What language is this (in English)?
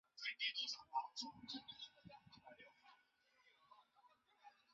Chinese